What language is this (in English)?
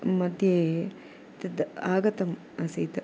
Sanskrit